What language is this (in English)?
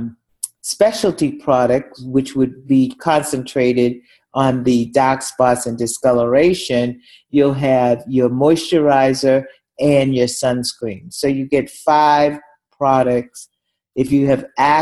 English